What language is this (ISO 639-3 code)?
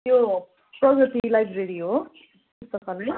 nep